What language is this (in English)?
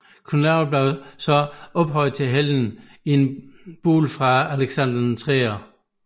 Danish